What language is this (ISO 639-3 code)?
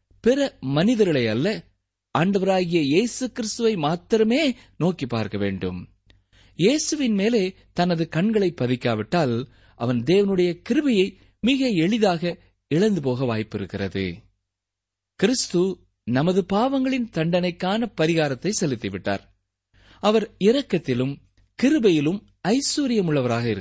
tam